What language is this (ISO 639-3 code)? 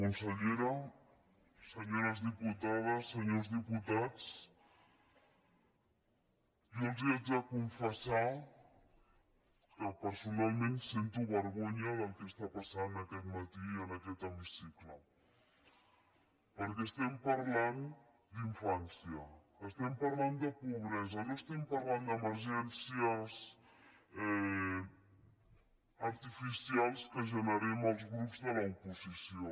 cat